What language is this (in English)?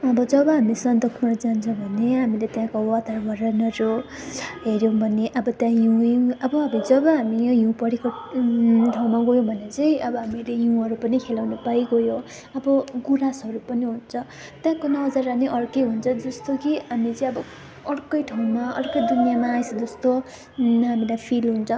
Nepali